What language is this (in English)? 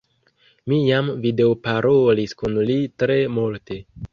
Esperanto